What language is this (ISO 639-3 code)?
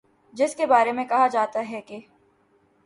urd